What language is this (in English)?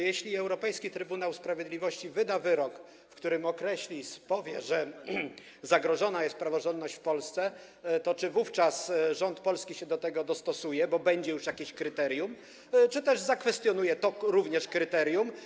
Polish